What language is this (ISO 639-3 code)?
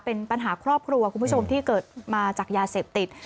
tha